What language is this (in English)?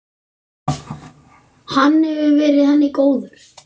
Icelandic